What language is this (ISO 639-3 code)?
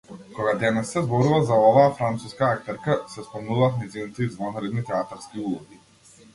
mkd